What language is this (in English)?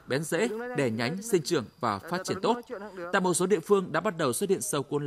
Vietnamese